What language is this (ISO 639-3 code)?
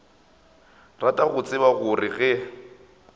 nso